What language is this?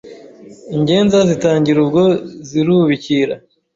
Kinyarwanda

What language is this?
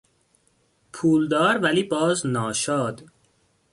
Persian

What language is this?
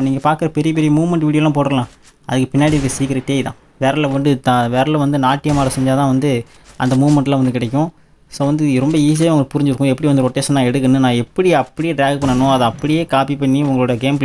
Romanian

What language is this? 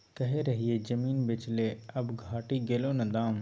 Maithili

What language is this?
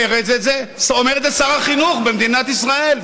Hebrew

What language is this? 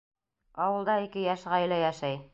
Bashkir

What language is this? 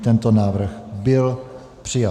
Czech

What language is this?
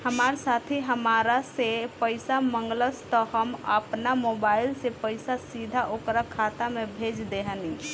Bhojpuri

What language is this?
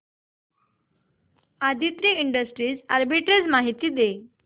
Marathi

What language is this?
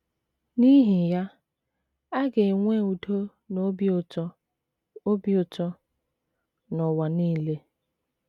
Igbo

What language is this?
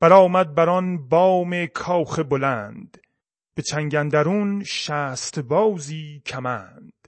Persian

